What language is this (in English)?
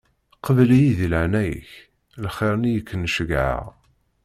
Kabyle